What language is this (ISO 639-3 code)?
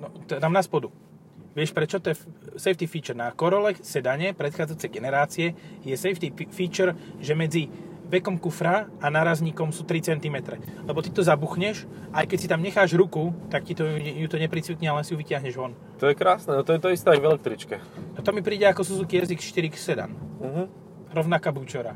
slk